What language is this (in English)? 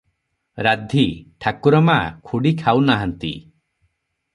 Odia